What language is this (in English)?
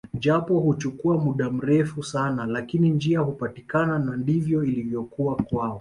Swahili